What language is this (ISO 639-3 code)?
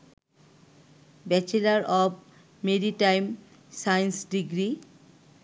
ben